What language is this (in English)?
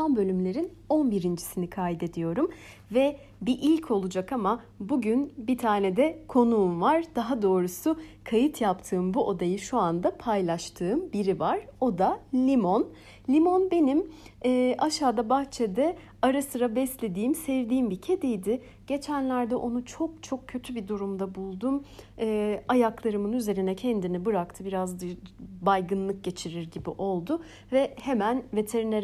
Turkish